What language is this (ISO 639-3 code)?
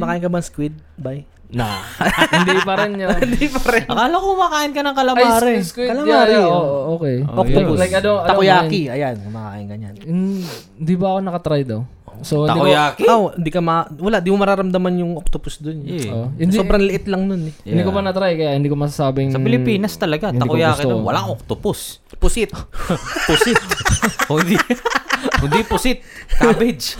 fil